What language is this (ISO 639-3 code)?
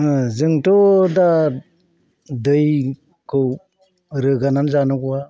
brx